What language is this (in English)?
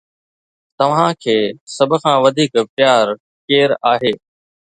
Sindhi